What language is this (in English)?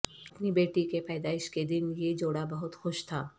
Urdu